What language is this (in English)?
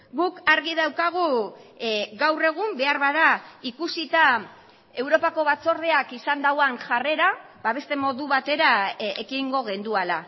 Basque